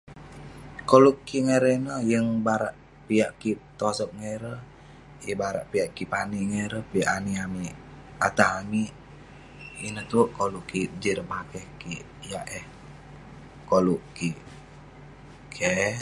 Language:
Western Penan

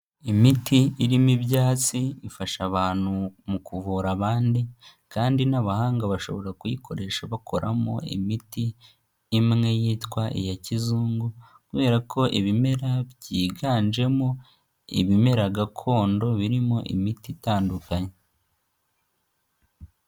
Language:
Kinyarwanda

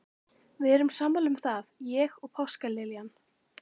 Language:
Icelandic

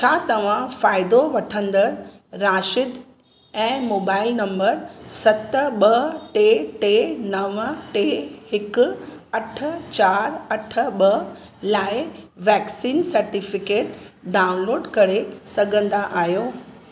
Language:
Sindhi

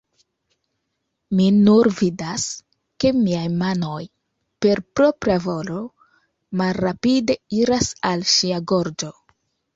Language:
Esperanto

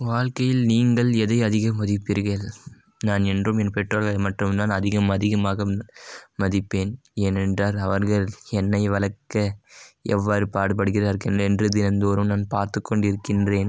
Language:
Tamil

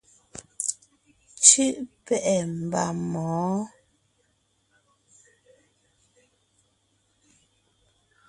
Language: Ngiemboon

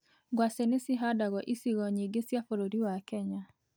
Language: Kikuyu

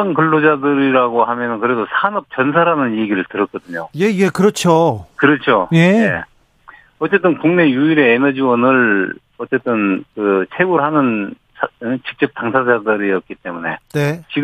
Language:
Korean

